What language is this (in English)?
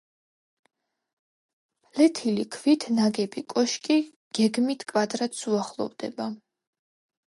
Georgian